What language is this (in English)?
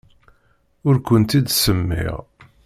Kabyle